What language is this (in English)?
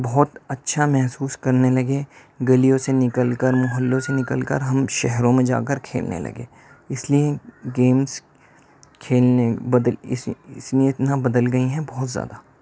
Urdu